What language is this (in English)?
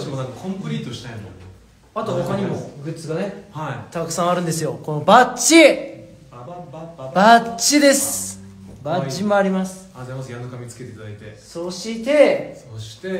Japanese